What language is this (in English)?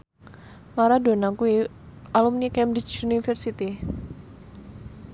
Javanese